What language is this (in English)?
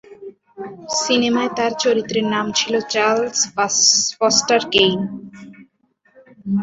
Bangla